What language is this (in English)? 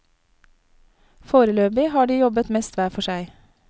Norwegian